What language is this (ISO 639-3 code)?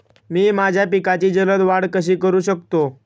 mar